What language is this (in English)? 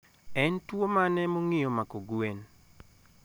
Luo (Kenya and Tanzania)